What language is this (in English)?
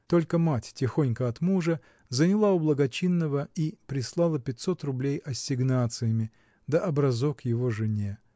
Russian